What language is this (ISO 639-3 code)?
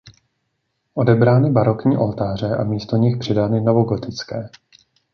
ces